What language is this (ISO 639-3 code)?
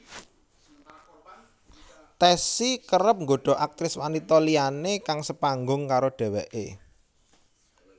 jav